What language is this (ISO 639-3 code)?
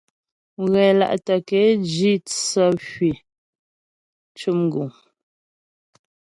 bbj